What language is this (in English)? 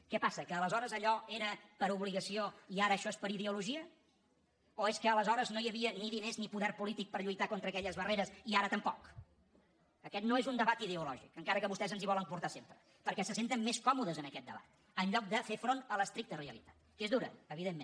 Catalan